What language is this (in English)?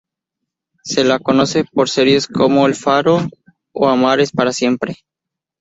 Spanish